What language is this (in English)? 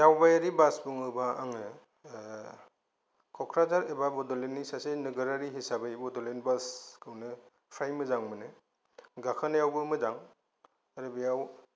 Bodo